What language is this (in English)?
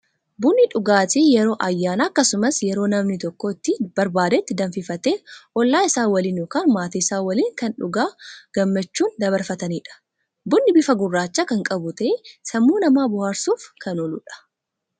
Oromo